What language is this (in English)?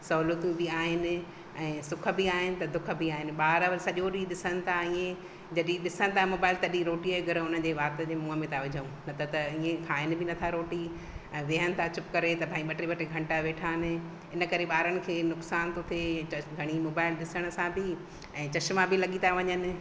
Sindhi